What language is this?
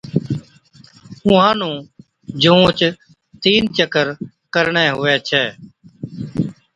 Od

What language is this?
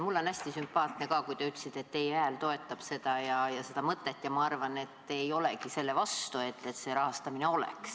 Estonian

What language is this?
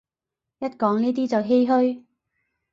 Cantonese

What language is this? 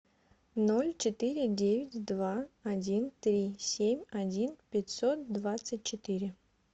Russian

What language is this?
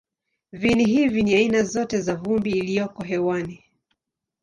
Swahili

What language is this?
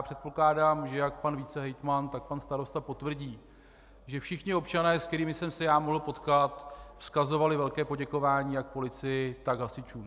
Czech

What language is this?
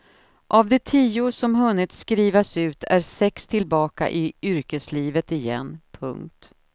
Swedish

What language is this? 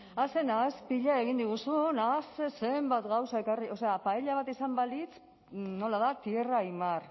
Basque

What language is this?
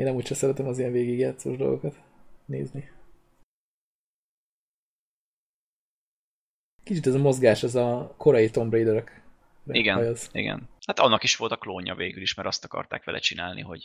Hungarian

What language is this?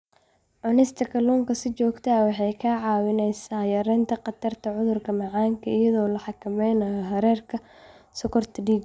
Somali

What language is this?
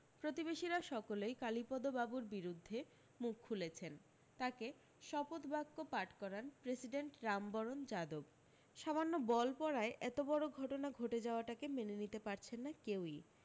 Bangla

